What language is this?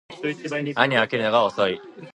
Japanese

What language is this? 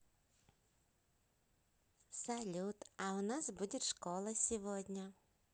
Russian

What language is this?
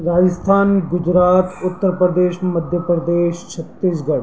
Sindhi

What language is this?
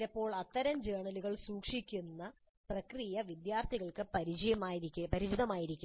Malayalam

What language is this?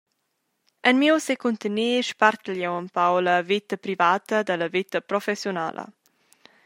Romansh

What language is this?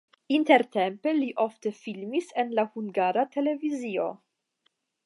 Esperanto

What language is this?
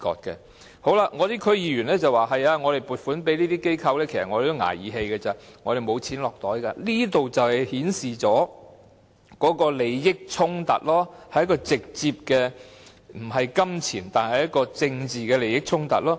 Cantonese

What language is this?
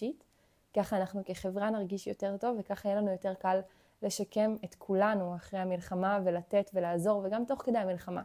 Hebrew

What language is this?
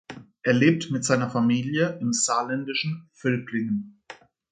German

